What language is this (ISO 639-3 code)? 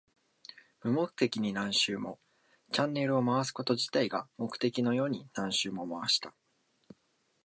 jpn